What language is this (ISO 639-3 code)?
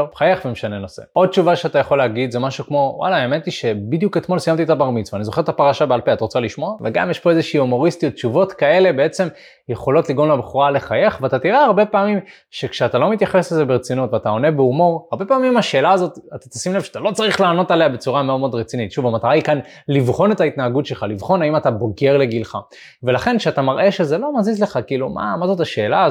heb